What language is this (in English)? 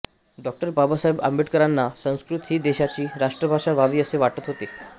Marathi